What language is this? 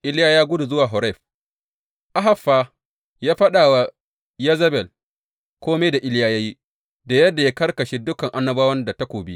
Hausa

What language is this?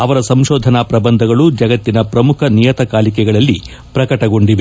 Kannada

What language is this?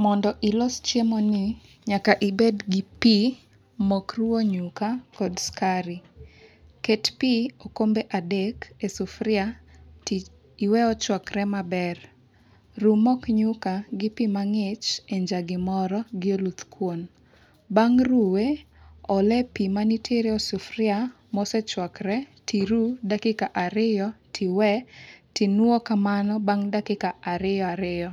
Luo (Kenya and Tanzania)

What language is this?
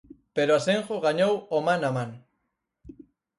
Galician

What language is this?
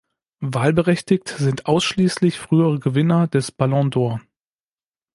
German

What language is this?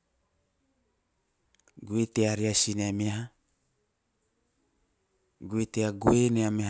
Teop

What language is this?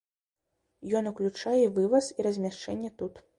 Belarusian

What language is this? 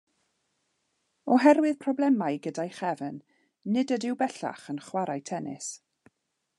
Welsh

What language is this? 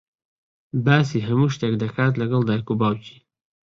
Central Kurdish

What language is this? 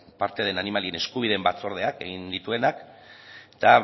Basque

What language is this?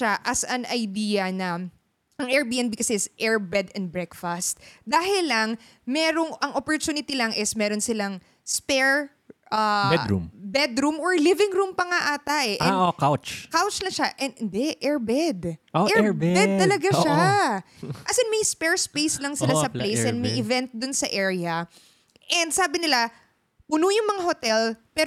Filipino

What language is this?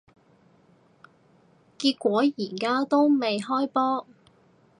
Cantonese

